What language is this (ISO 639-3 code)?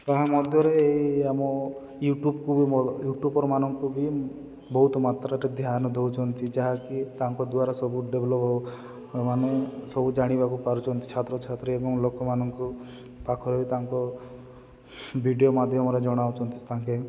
ori